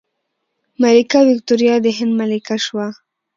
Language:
Pashto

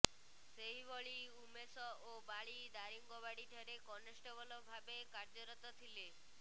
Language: Odia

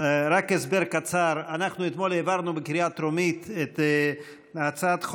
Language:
Hebrew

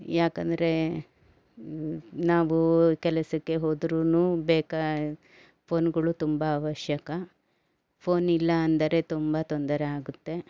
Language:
Kannada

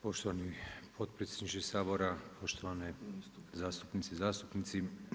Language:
Croatian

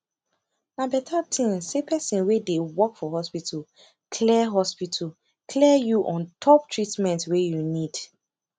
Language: Nigerian Pidgin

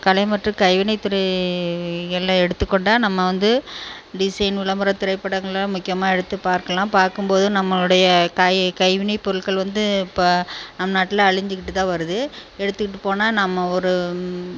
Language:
Tamil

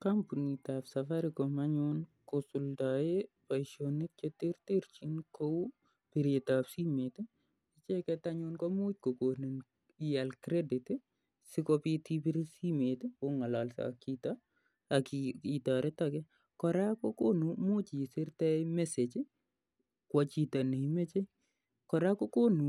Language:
Kalenjin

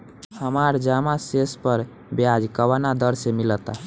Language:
Bhojpuri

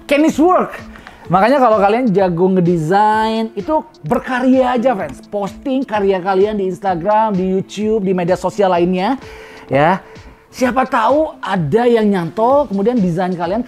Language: Indonesian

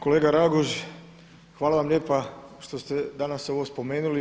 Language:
Croatian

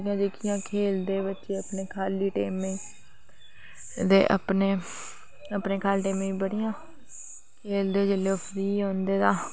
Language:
Dogri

